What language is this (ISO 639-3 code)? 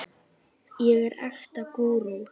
isl